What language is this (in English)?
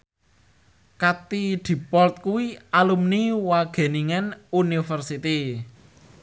Javanese